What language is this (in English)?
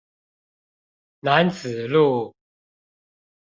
Chinese